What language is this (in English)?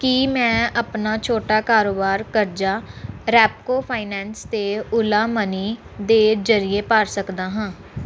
Punjabi